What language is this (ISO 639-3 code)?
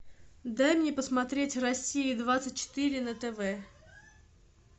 rus